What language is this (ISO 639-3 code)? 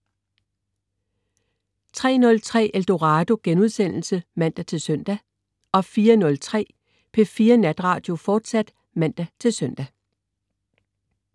dan